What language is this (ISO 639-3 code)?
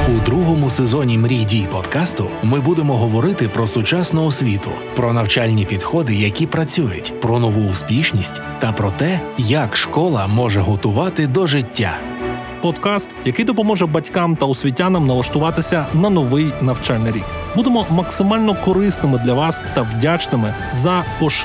ukr